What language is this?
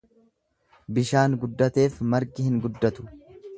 Oromo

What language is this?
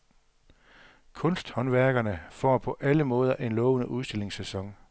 Danish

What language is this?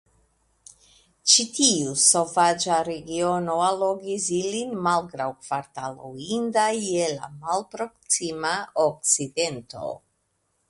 Esperanto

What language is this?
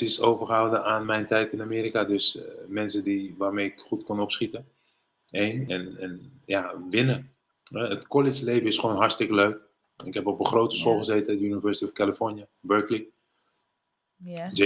Dutch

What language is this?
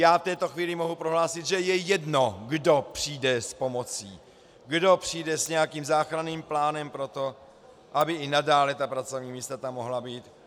Czech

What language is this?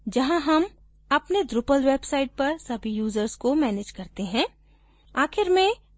Hindi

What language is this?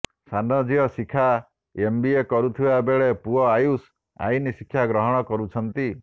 Odia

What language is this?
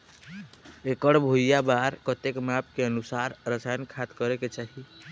Chhattisgarhi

